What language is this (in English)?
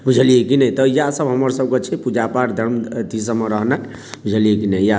Maithili